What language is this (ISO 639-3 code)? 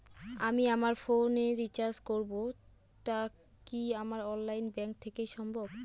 ben